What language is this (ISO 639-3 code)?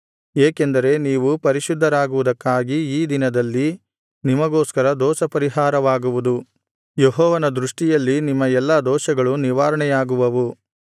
kan